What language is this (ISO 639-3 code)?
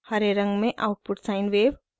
hin